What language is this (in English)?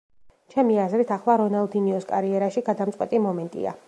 Georgian